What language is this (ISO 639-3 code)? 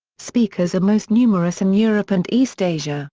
eng